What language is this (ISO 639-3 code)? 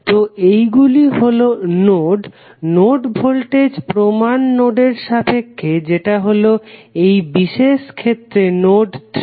ben